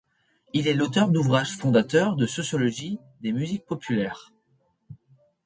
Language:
French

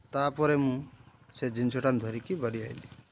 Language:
Odia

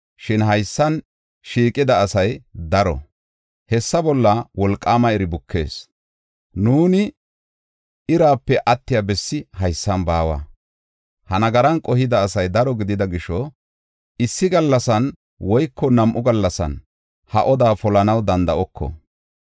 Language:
Gofa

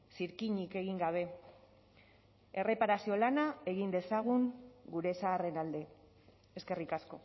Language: Basque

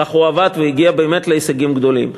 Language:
Hebrew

